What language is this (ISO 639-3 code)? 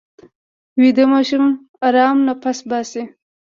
pus